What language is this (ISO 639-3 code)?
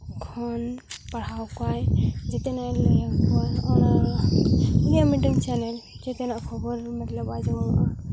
sat